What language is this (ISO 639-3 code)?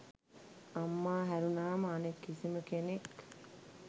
sin